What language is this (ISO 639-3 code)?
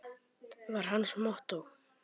isl